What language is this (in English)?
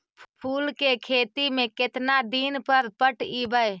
Magahi